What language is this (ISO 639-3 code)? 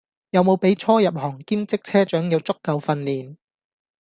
yue